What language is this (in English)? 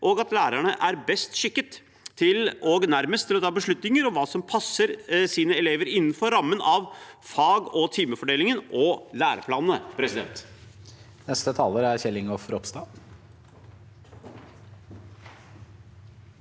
Norwegian